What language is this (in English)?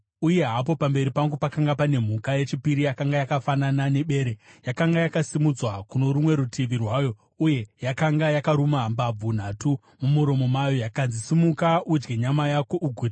Shona